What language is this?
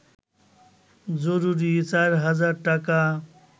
Bangla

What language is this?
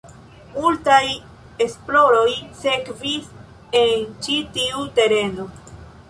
Esperanto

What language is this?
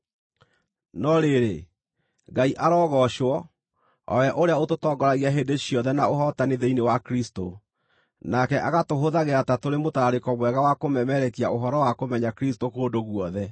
Kikuyu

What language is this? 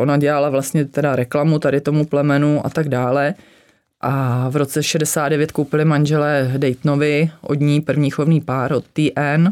Czech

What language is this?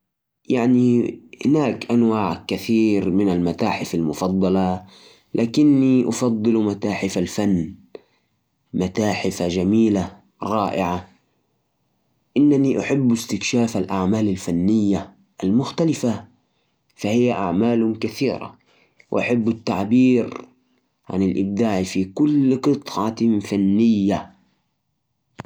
Najdi Arabic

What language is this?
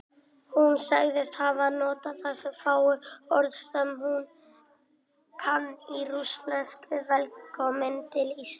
Icelandic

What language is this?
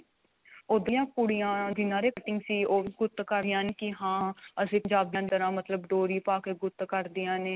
Punjabi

